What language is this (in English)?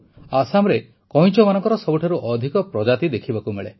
Odia